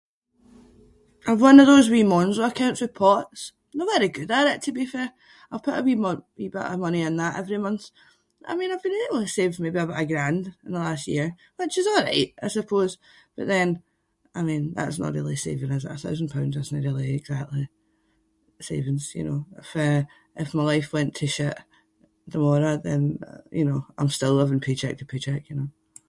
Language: Scots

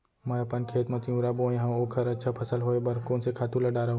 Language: Chhattisgarhi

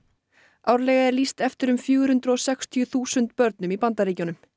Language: Icelandic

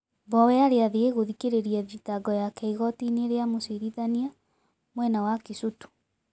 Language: Kikuyu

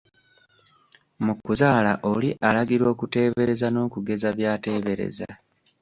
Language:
Ganda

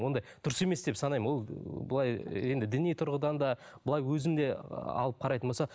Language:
Kazakh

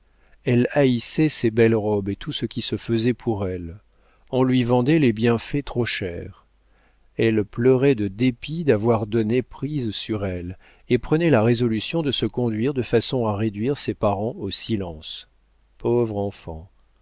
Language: French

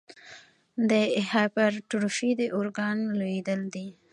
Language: Pashto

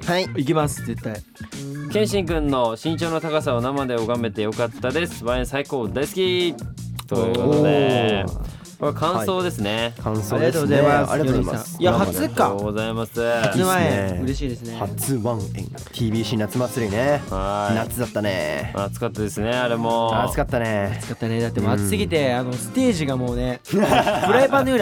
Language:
Japanese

